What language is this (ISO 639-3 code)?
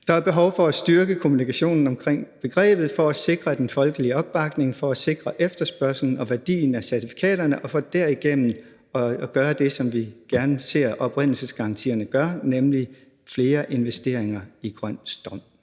dan